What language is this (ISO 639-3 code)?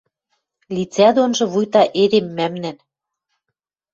mrj